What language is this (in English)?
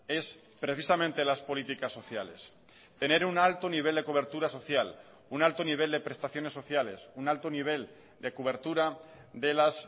Spanish